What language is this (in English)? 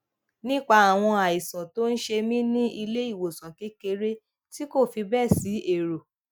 Yoruba